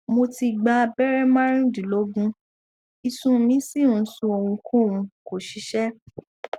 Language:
Yoruba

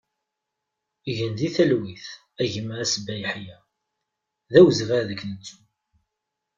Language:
Kabyle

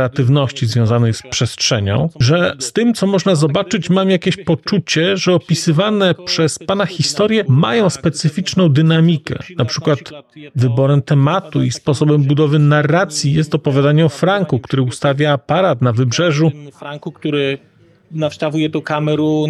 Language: Polish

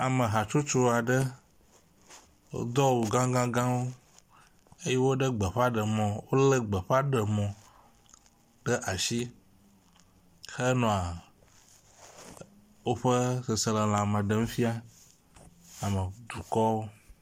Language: Ewe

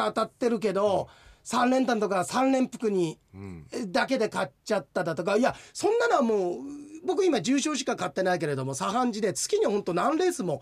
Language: Japanese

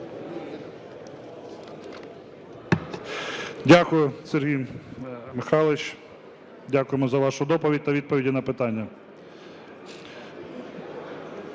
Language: Ukrainian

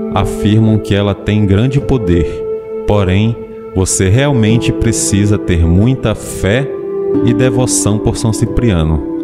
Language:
Portuguese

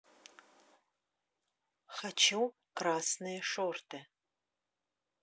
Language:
Russian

